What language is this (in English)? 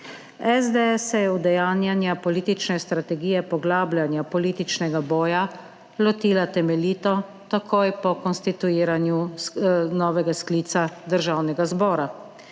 Slovenian